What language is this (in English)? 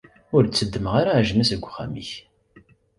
Kabyle